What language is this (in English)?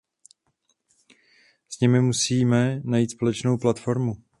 Czech